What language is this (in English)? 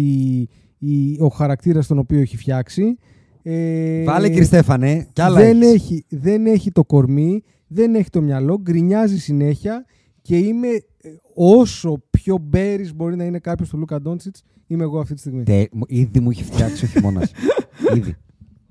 Greek